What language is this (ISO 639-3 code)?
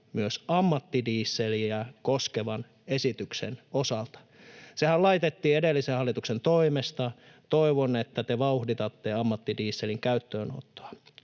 fin